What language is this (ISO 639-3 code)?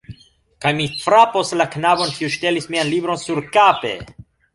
epo